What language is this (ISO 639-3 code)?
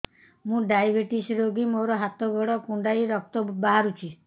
ori